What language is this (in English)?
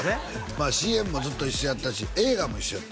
Japanese